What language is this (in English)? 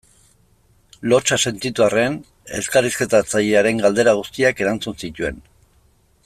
Basque